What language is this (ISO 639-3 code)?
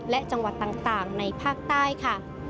tha